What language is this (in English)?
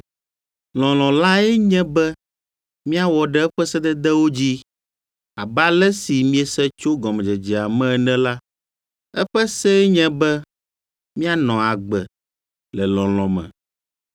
Ewe